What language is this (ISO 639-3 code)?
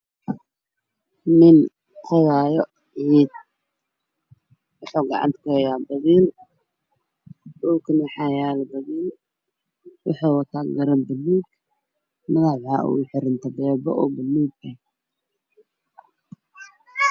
som